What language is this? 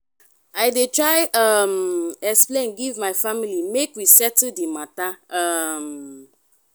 Nigerian Pidgin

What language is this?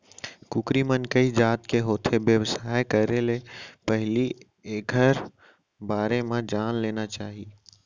Chhattisgarhi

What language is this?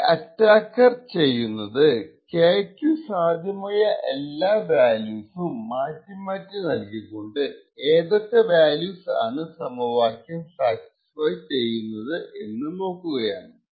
Malayalam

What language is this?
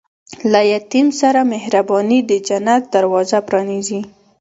Pashto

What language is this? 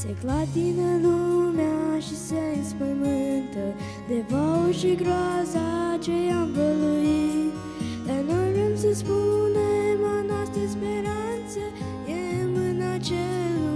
Romanian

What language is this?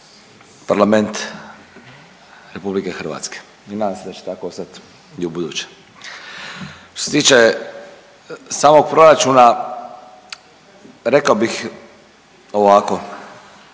Croatian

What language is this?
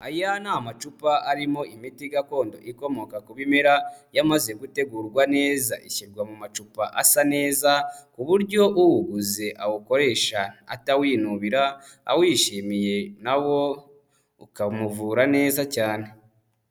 Kinyarwanda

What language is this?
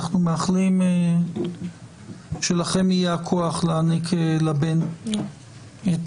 Hebrew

